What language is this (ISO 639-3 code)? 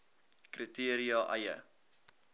afr